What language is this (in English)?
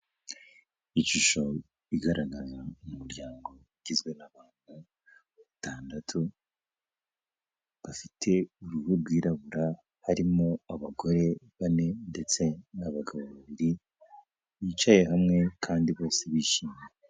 Kinyarwanda